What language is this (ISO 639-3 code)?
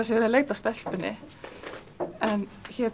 isl